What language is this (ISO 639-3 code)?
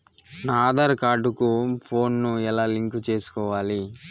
tel